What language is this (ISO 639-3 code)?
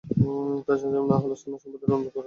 ben